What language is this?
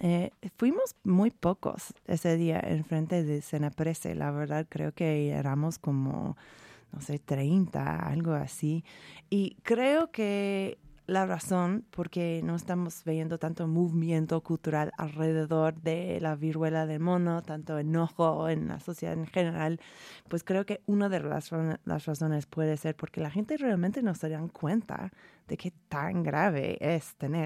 Spanish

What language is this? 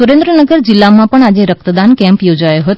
Gujarati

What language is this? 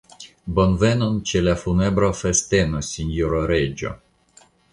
Esperanto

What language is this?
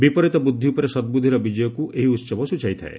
Odia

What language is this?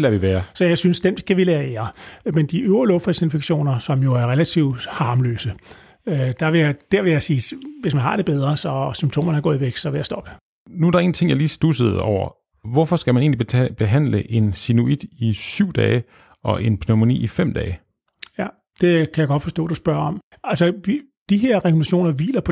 Danish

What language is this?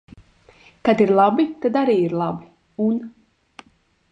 Latvian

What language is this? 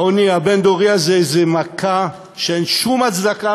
Hebrew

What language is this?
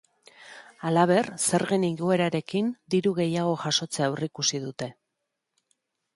Basque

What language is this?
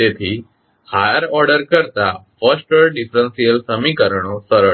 Gujarati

